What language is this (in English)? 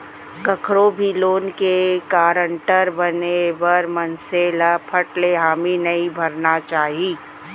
Chhattisgarhi